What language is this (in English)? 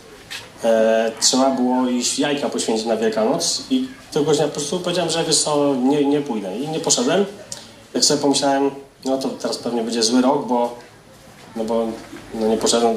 Polish